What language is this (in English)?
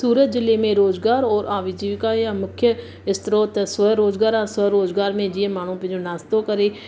Sindhi